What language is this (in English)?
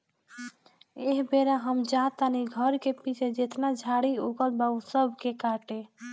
Bhojpuri